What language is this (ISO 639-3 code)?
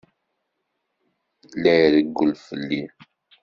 kab